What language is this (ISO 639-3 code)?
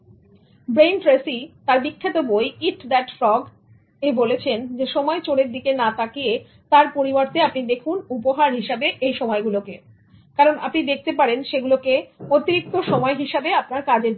ben